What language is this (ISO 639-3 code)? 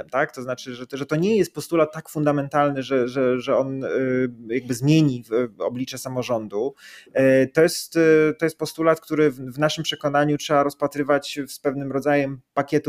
pol